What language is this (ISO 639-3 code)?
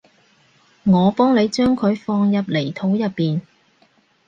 yue